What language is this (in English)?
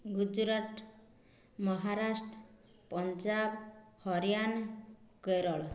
Odia